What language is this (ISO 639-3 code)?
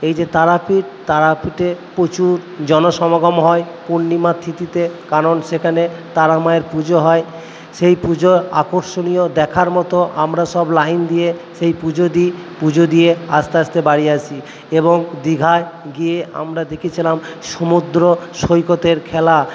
ben